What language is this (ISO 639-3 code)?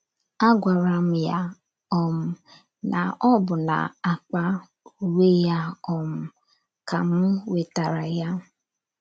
ibo